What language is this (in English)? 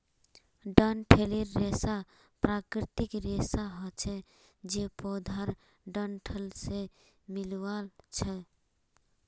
Magahi